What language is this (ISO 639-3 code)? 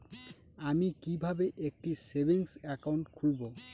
ben